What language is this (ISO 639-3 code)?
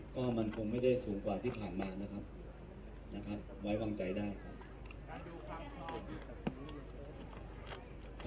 tha